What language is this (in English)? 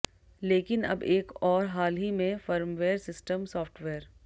Hindi